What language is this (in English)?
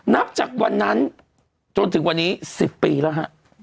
Thai